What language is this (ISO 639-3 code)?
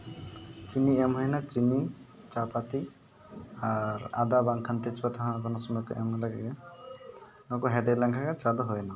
sat